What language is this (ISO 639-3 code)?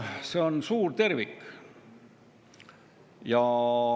est